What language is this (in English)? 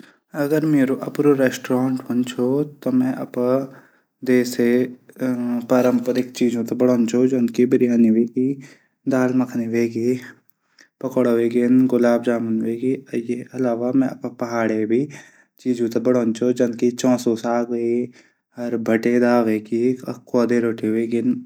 Garhwali